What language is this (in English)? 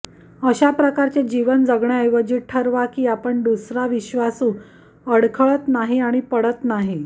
Marathi